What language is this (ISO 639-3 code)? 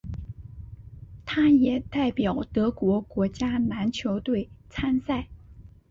zho